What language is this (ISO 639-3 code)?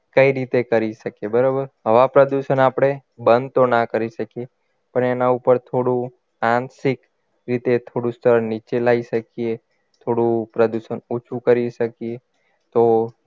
guj